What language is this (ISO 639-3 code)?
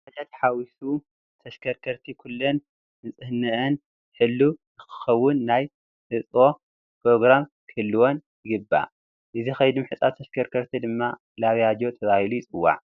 tir